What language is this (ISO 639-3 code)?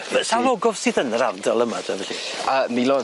cym